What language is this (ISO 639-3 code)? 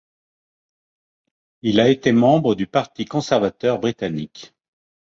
fra